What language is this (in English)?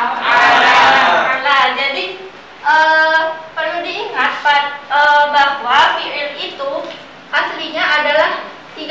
Indonesian